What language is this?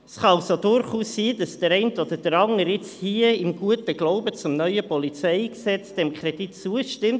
Swiss German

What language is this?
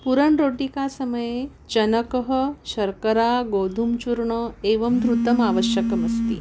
Sanskrit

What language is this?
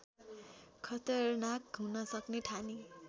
Nepali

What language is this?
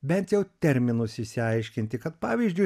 Lithuanian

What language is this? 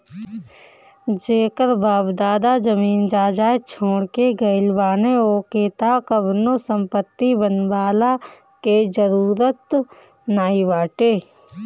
Bhojpuri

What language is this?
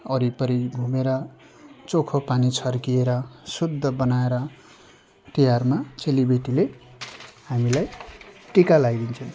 Nepali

